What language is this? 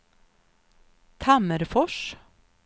Swedish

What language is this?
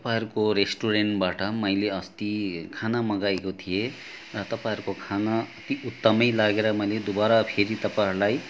Nepali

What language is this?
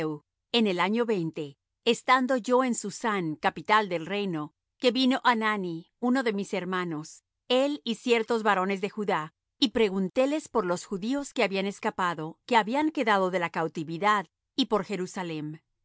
Spanish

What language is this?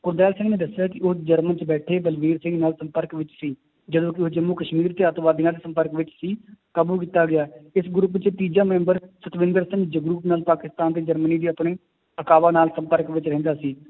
Punjabi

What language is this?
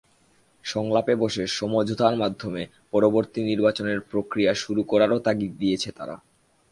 Bangla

